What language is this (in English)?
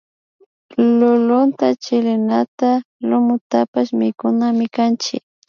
Imbabura Highland Quichua